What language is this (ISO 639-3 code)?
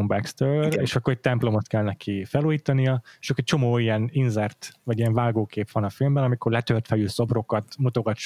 hun